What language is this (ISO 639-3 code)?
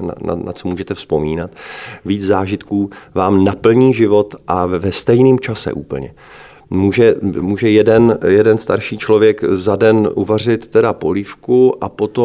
ces